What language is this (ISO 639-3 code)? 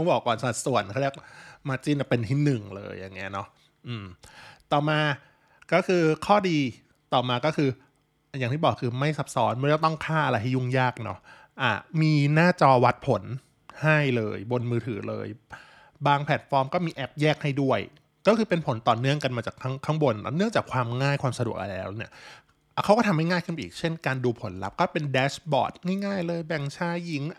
tha